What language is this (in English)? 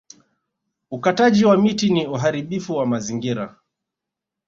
Swahili